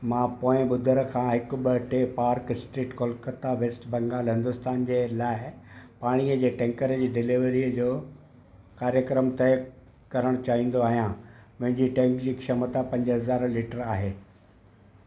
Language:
Sindhi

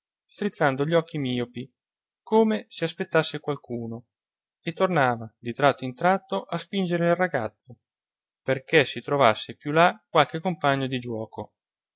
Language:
Italian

